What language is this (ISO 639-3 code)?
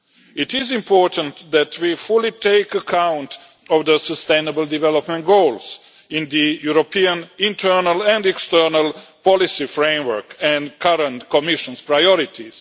eng